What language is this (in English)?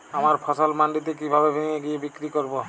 Bangla